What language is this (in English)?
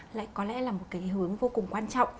Vietnamese